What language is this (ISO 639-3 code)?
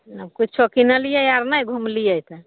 mai